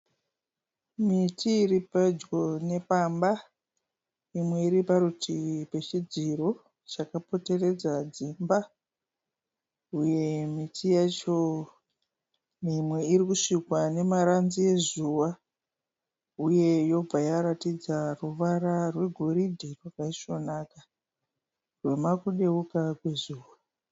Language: Shona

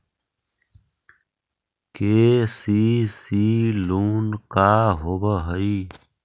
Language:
Magahi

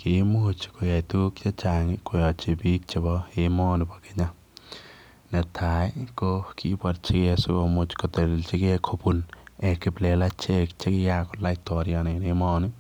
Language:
Kalenjin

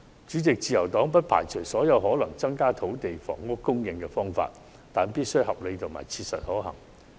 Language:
Cantonese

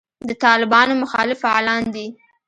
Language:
Pashto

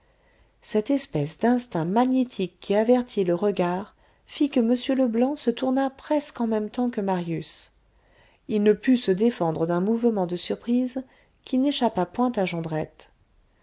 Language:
French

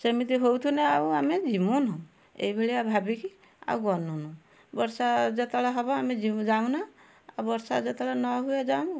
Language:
Odia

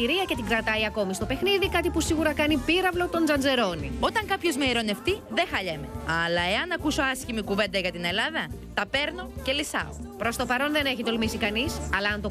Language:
Greek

